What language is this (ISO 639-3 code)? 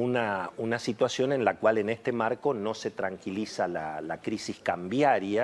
spa